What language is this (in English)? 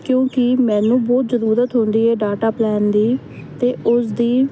Punjabi